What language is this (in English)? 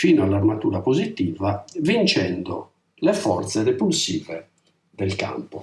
Italian